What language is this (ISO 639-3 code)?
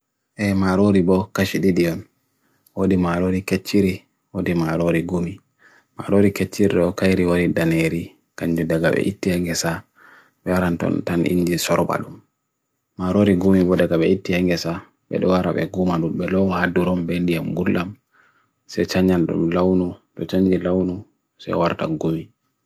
fui